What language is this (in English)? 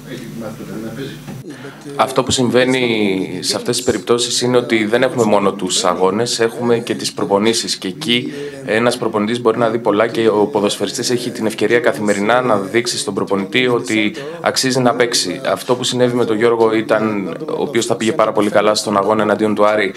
Greek